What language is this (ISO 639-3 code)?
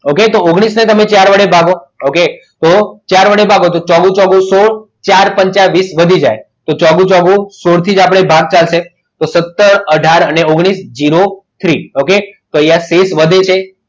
guj